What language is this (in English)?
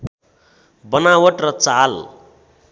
Nepali